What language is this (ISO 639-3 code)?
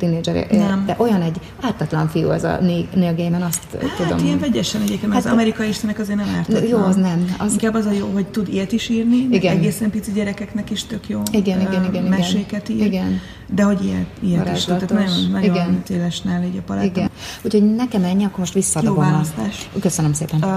hun